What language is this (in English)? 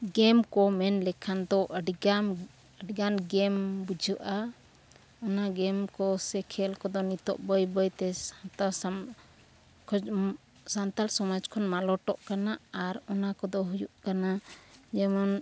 Santali